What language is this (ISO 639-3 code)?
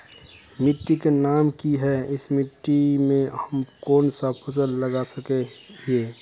mag